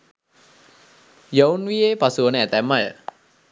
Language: Sinhala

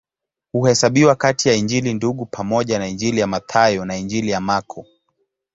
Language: Swahili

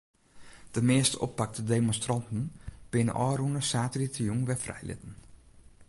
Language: Western Frisian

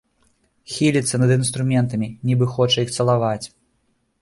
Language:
Belarusian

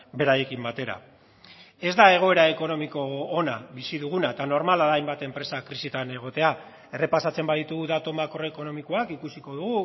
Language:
Basque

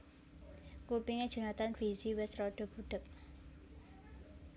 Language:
Javanese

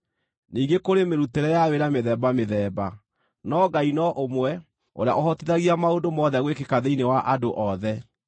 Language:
Kikuyu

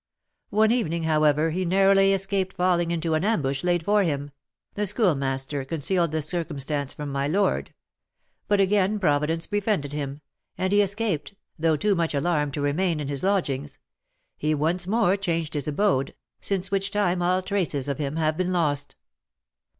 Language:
English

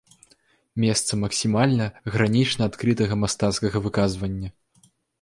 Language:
Belarusian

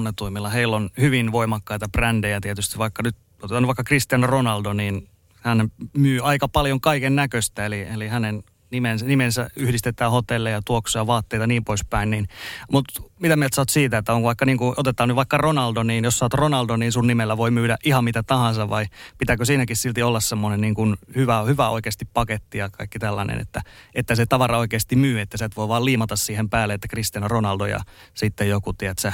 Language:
Finnish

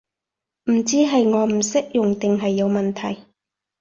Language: Cantonese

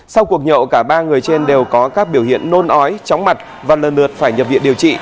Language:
Vietnamese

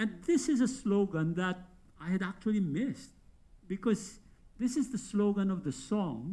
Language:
English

